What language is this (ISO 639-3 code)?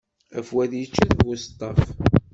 kab